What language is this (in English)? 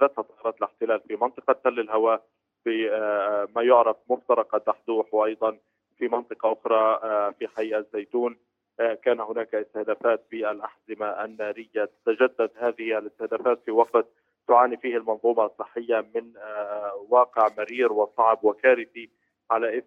Arabic